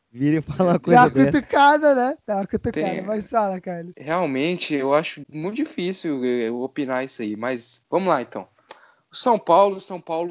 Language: Portuguese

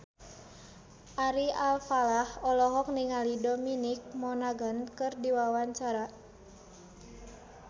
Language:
Sundanese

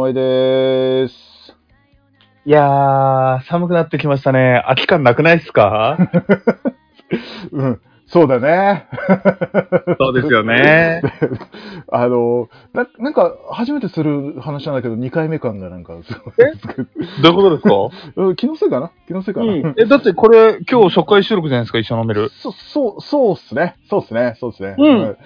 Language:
Japanese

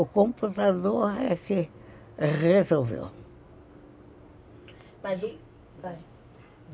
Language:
Portuguese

